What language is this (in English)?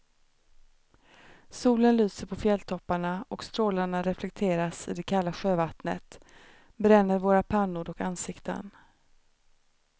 Swedish